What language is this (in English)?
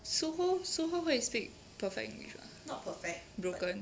English